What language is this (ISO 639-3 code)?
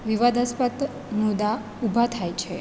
guj